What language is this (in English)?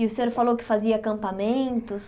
Portuguese